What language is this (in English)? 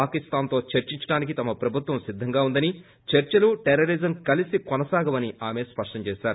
Telugu